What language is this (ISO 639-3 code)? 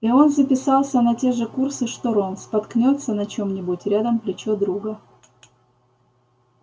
rus